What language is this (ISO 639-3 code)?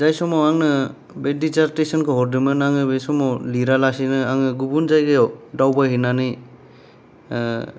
brx